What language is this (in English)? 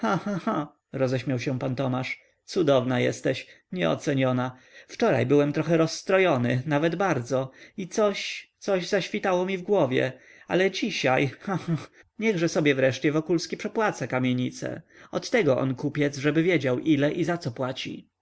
Polish